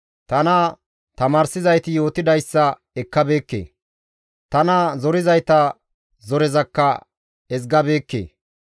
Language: Gamo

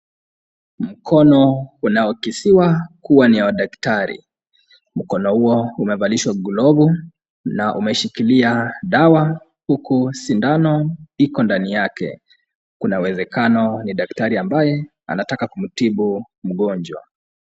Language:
Swahili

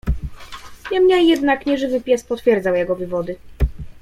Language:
Polish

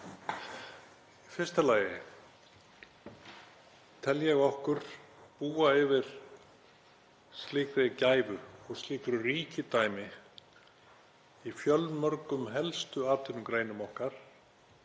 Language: Icelandic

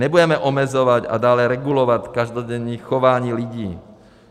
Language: Czech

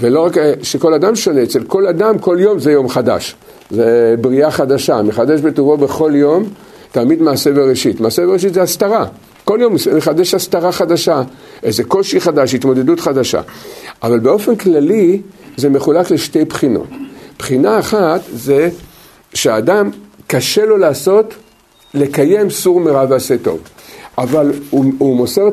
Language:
Hebrew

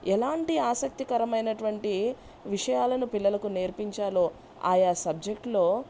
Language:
Telugu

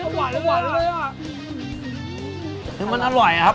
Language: Thai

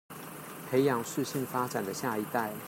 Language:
Chinese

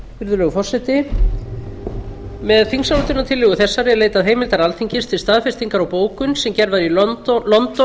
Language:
Icelandic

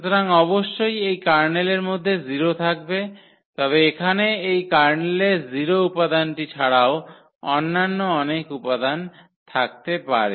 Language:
Bangla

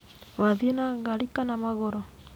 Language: Kikuyu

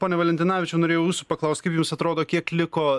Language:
Lithuanian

